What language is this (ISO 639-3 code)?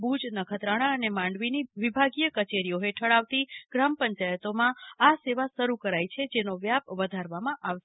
guj